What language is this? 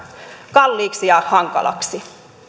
Finnish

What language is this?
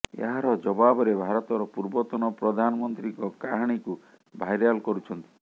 Odia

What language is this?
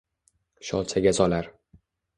Uzbek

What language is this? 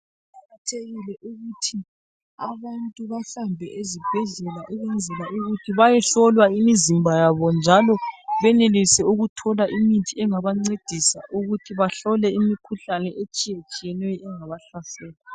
North Ndebele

